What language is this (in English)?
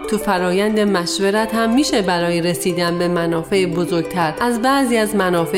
Persian